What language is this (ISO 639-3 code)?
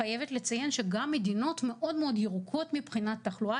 heb